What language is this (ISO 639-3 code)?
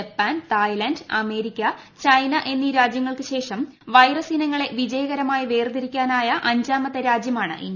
mal